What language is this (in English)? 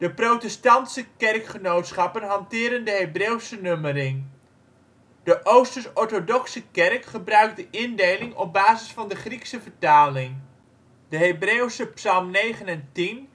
Dutch